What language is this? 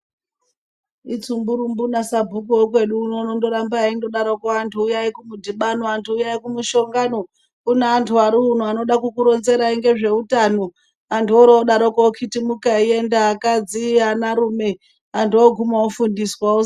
Ndau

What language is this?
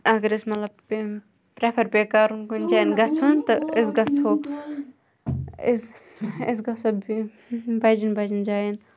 Kashmiri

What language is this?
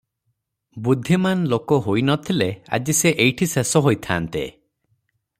Odia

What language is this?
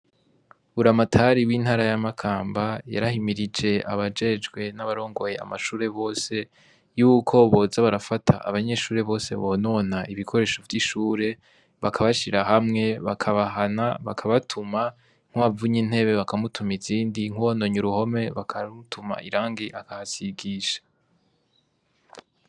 Rundi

